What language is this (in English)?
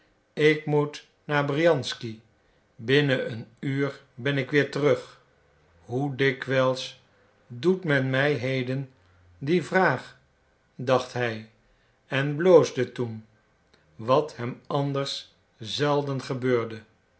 Dutch